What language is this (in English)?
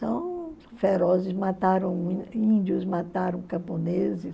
Portuguese